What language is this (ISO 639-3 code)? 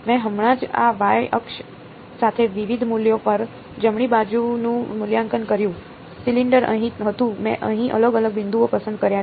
guj